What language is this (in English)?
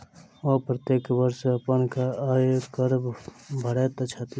Maithili